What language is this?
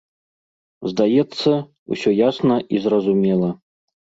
Belarusian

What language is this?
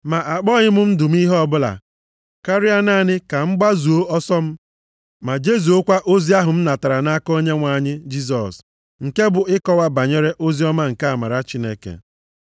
Igbo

